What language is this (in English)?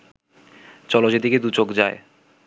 Bangla